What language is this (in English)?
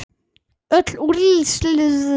Icelandic